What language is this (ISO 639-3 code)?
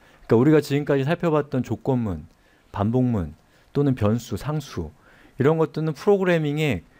kor